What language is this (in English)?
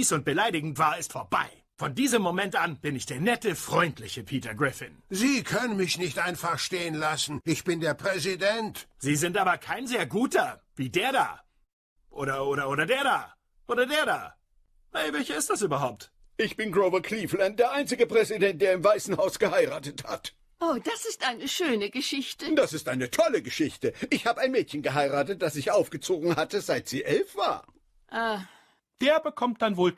German